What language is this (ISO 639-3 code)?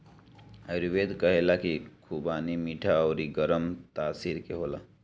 bho